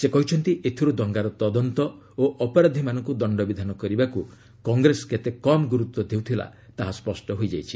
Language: Odia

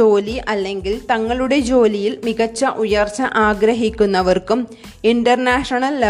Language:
Malayalam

